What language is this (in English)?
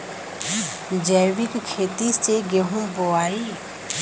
Bhojpuri